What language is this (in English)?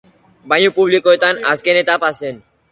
Basque